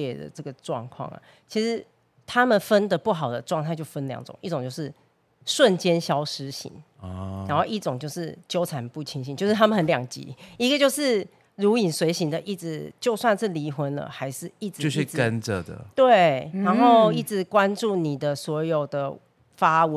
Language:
Chinese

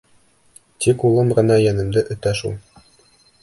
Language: Bashkir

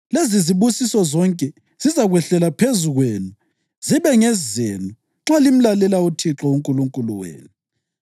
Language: North Ndebele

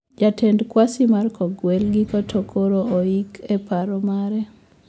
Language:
Luo (Kenya and Tanzania)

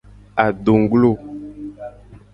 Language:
Gen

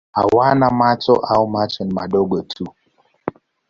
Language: Swahili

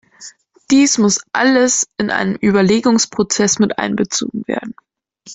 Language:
German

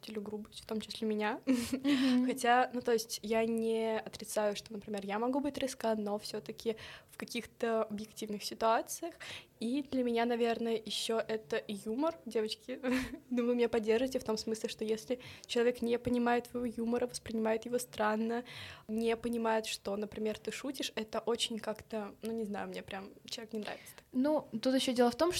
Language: Russian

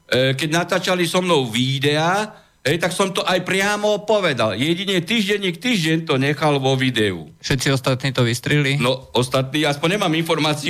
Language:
Slovak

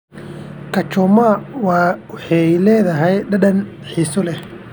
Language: Somali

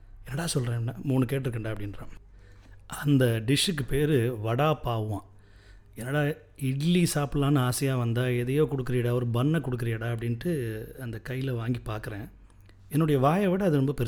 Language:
Tamil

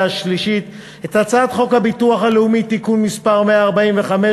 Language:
Hebrew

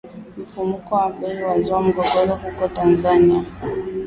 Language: Swahili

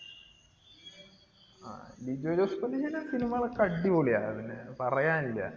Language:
Malayalam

